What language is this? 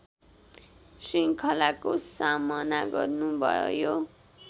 Nepali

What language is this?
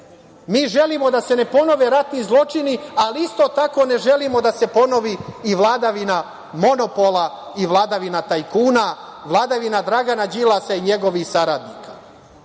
Serbian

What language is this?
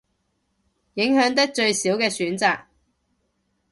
Cantonese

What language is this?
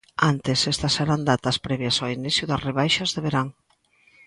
Galician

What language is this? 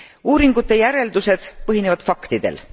Estonian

